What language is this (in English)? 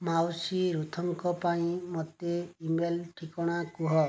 Odia